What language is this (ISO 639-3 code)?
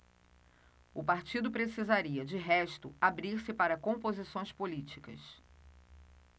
por